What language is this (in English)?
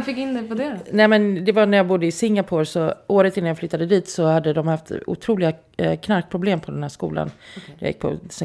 Swedish